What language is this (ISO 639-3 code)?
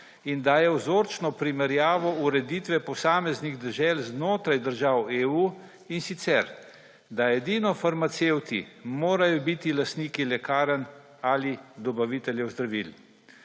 slv